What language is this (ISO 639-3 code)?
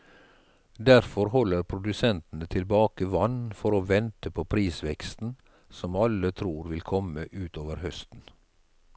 nor